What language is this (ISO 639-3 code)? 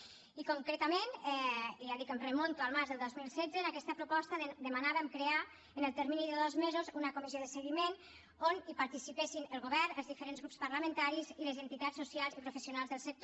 cat